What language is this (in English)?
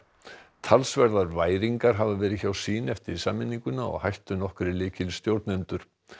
Icelandic